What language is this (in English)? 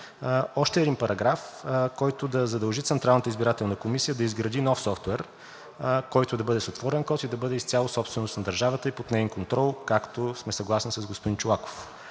Bulgarian